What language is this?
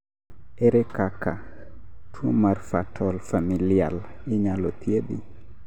Luo (Kenya and Tanzania)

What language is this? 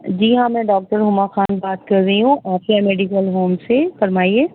Urdu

